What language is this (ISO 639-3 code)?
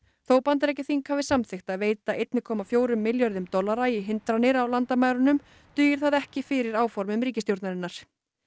isl